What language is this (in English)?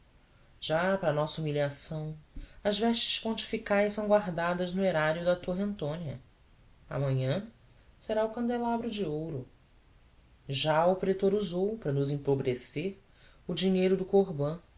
Portuguese